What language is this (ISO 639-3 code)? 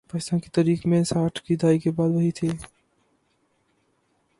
urd